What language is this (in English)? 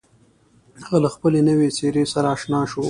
Pashto